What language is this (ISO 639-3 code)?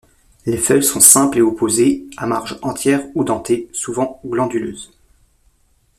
fra